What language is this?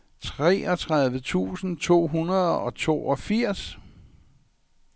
Danish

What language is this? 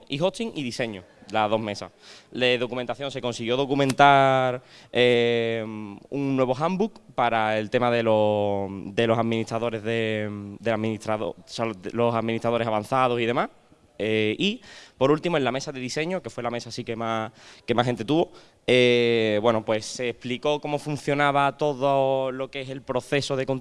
Spanish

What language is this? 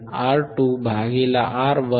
Marathi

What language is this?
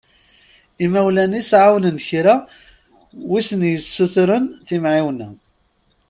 Kabyle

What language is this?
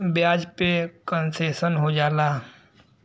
Bhojpuri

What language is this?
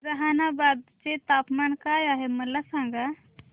Marathi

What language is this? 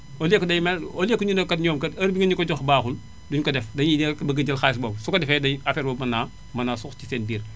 Wolof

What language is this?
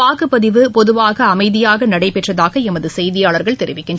Tamil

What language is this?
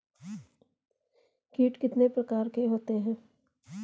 Hindi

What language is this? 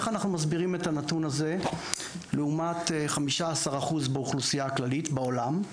Hebrew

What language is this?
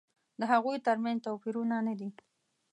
Pashto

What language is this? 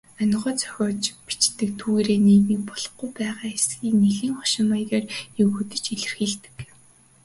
Mongolian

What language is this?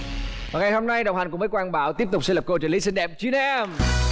Vietnamese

